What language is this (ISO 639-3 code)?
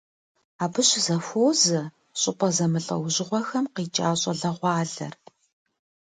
kbd